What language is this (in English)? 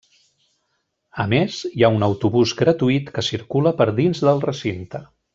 Catalan